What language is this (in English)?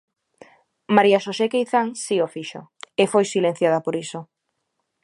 Galician